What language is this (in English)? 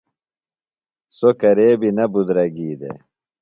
Phalura